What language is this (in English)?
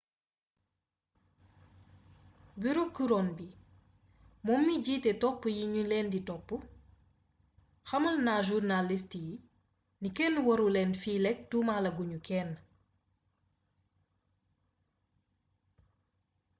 Wolof